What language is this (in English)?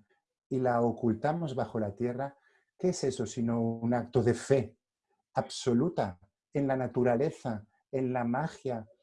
Spanish